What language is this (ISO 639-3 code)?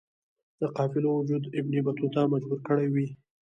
pus